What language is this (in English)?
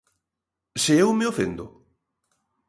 Galician